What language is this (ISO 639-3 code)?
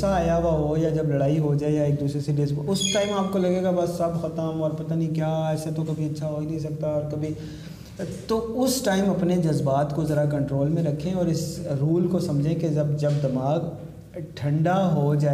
urd